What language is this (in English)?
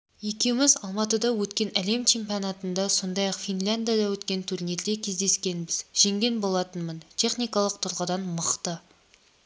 Kazakh